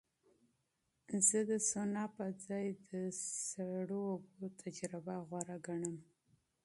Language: Pashto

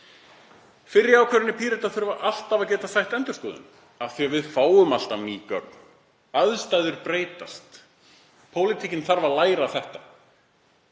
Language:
Icelandic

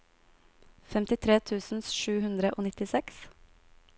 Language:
Norwegian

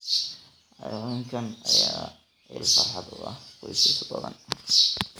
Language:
Somali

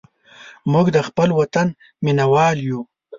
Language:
Pashto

